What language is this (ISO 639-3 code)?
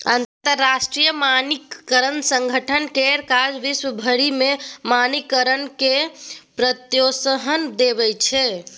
mai